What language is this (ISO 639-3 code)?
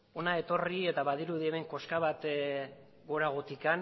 eus